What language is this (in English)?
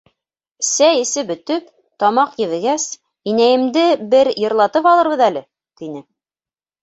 Bashkir